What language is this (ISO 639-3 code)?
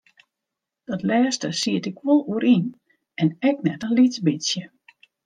fry